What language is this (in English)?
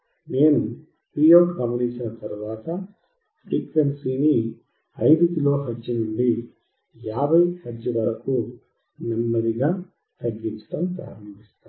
Telugu